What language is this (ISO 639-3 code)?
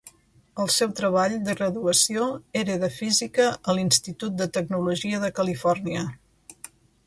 cat